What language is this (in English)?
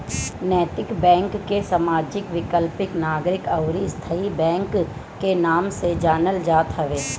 Bhojpuri